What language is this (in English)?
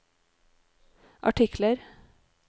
Norwegian